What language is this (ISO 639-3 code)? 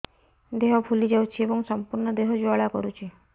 ori